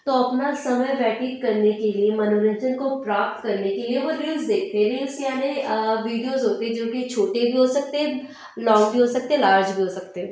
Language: Hindi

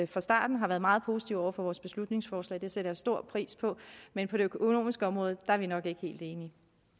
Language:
Danish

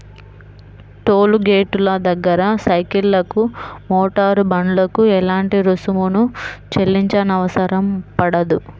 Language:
Telugu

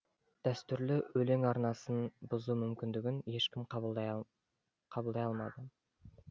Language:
Kazakh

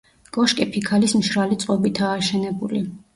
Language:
Georgian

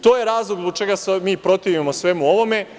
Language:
Serbian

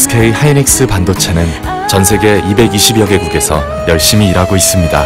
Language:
Korean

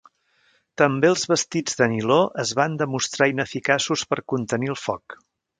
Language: Catalan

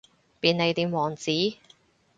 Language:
Cantonese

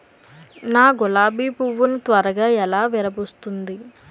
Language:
Telugu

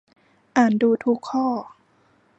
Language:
Thai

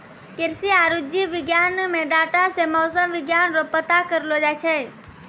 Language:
Maithili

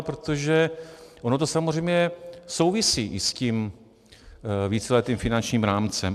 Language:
Czech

